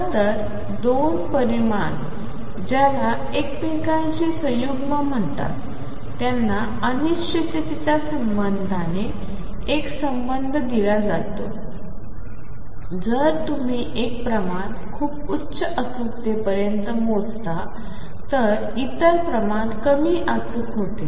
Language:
Marathi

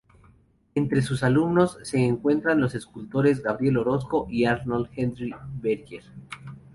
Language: Spanish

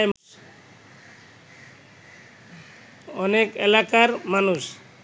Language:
Bangla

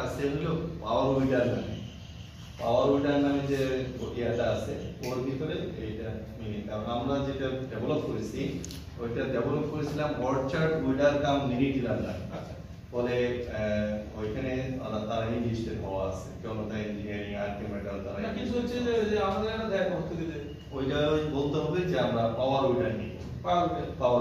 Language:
Turkish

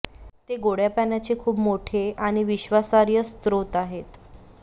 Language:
Marathi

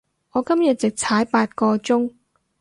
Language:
Cantonese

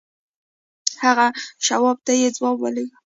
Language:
Pashto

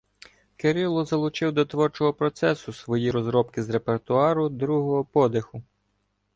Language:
Ukrainian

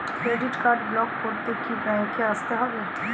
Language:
Bangla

